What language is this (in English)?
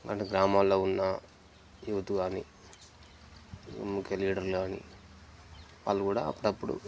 Telugu